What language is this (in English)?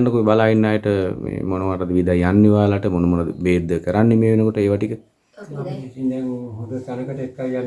Sinhala